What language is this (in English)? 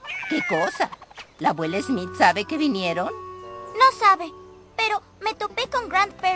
Spanish